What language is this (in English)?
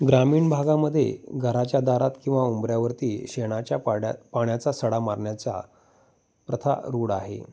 Marathi